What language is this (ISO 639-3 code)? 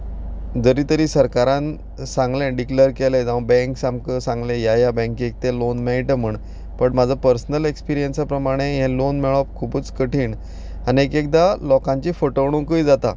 kok